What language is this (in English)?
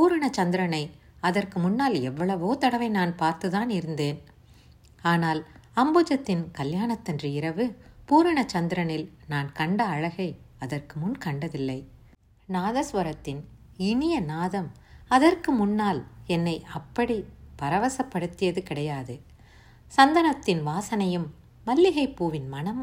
Tamil